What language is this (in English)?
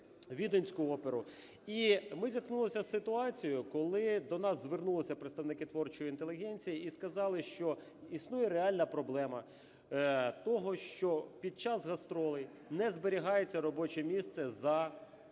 Ukrainian